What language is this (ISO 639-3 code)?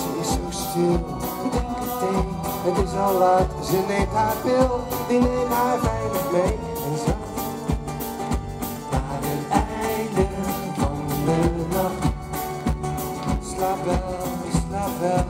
nld